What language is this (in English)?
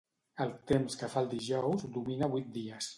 Catalan